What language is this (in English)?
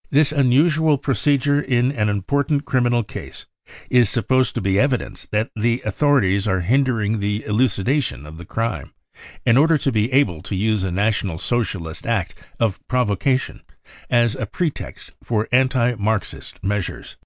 English